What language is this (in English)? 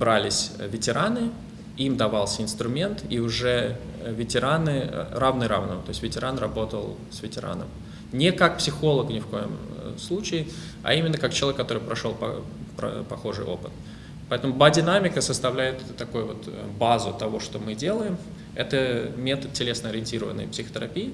Russian